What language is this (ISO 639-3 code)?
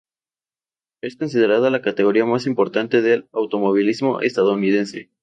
spa